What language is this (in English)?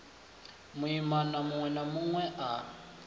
Venda